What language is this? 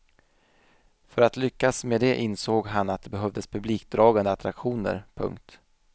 Swedish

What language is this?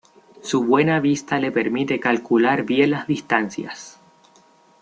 Spanish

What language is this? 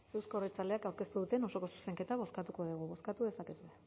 Basque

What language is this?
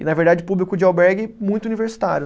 Portuguese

